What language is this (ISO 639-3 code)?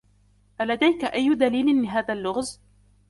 ara